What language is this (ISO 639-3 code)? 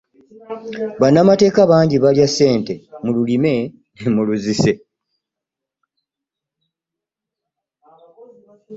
lug